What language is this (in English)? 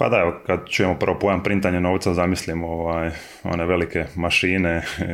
Croatian